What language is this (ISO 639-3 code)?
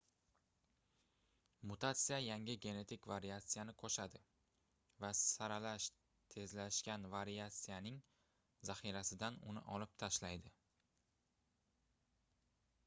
uzb